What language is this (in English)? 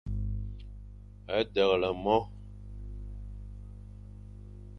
Fang